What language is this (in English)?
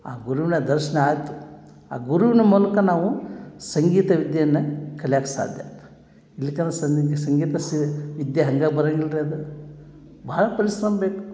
Kannada